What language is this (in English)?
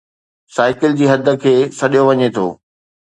Sindhi